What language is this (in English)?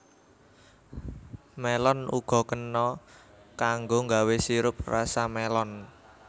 Javanese